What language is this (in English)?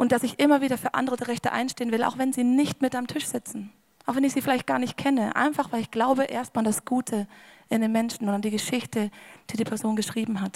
German